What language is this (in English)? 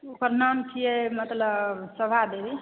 Maithili